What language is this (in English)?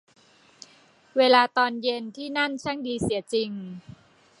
Thai